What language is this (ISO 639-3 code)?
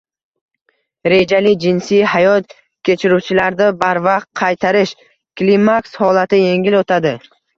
uzb